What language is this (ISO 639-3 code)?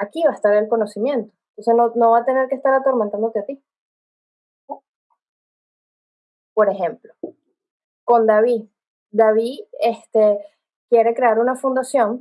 spa